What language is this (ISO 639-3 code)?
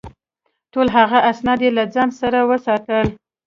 pus